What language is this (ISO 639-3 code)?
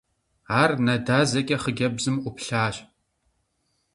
kbd